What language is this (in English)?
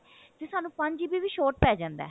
Punjabi